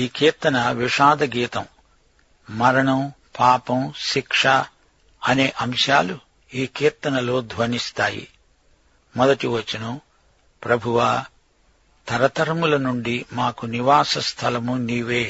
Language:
Telugu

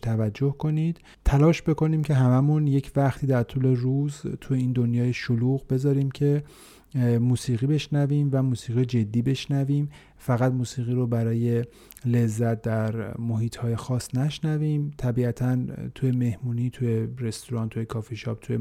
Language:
Persian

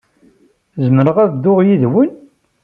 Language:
Kabyle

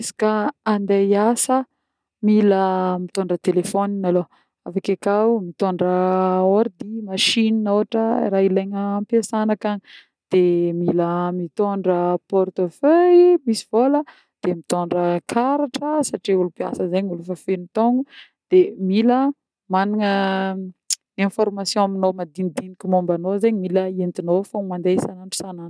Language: Northern Betsimisaraka Malagasy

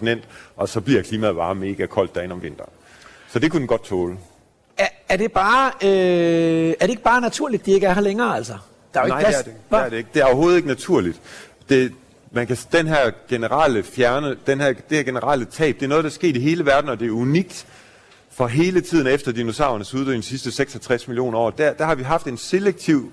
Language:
Danish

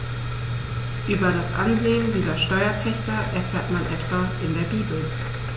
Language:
German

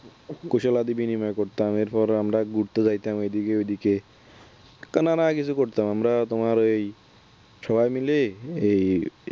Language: Bangla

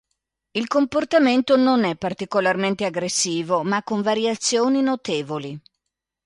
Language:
Italian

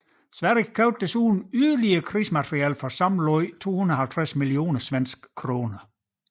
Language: Danish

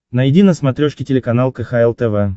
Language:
Russian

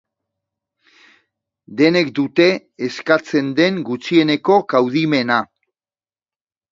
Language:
Basque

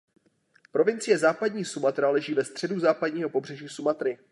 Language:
Czech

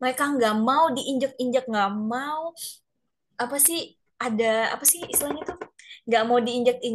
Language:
Indonesian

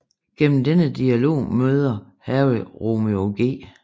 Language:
Danish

